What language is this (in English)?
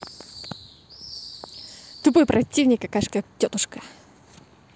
Russian